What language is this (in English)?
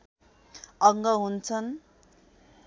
Nepali